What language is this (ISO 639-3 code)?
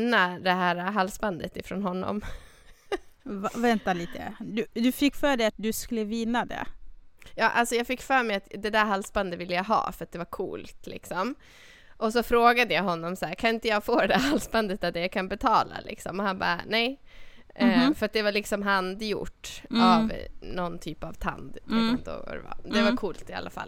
swe